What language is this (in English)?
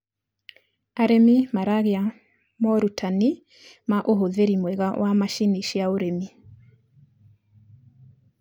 Kikuyu